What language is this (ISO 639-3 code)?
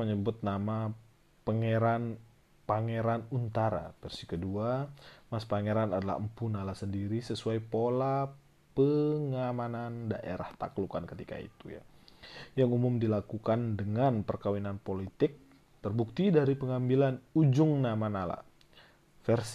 ind